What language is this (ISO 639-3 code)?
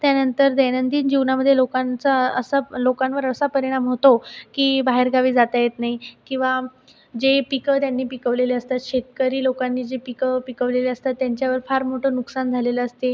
mar